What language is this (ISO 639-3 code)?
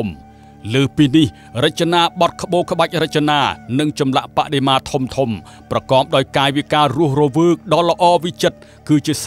tha